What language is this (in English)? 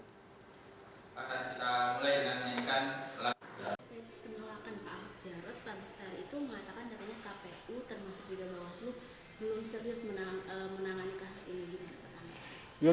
Indonesian